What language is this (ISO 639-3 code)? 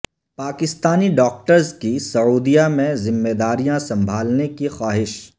urd